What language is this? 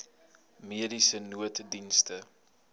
Afrikaans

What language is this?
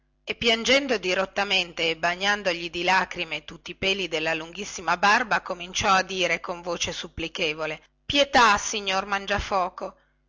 Italian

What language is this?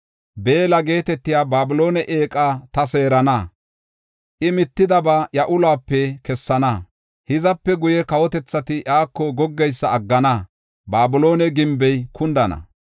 Gofa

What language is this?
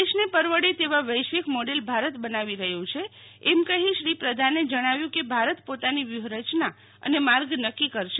Gujarati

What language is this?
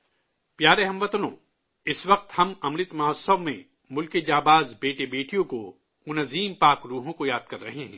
Urdu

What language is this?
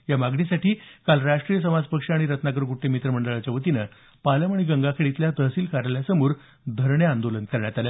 Marathi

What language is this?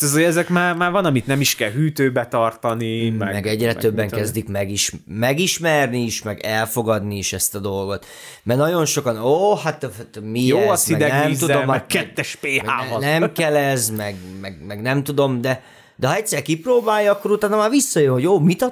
Hungarian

